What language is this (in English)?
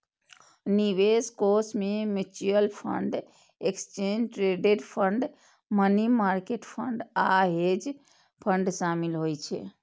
Maithili